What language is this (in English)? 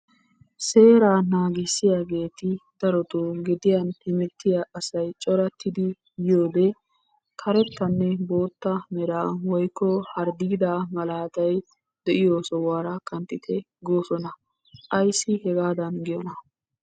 Wolaytta